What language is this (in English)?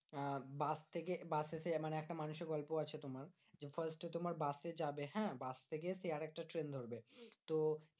Bangla